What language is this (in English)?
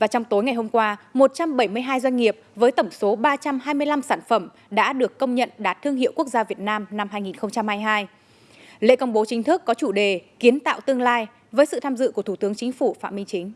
Vietnamese